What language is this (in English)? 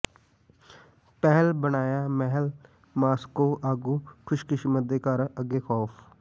Punjabi